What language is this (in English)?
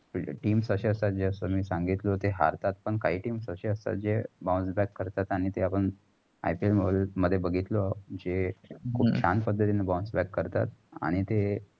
Marathi